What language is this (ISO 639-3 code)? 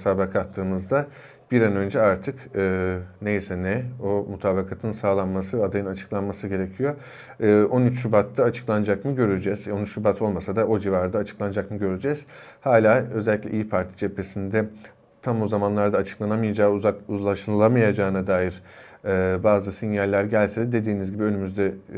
tur